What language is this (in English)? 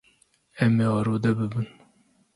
Kurdish